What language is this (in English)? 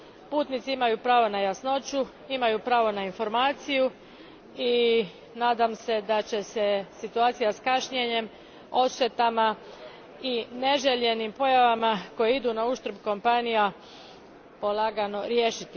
Croatian